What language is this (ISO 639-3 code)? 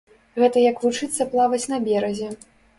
bel